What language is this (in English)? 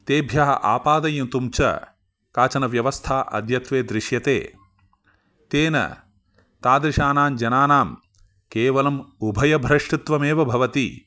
Sanskrit